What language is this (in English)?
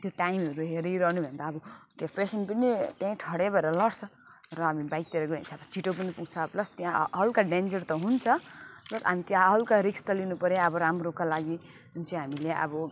Nepali